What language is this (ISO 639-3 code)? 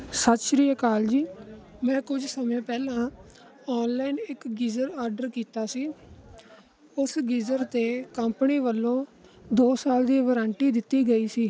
pan